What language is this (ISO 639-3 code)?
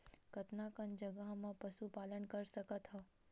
hne